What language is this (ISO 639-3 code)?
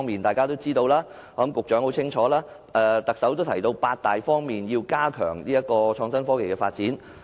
yue